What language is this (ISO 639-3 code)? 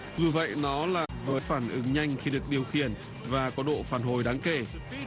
vie